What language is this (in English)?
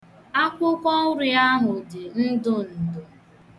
Igbo